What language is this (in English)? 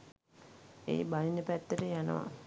Sinhala